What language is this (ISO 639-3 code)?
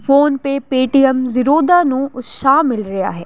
pan